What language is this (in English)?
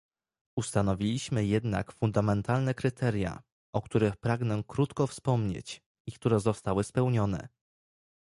Polish